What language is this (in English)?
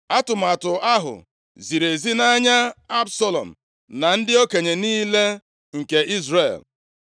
Igbo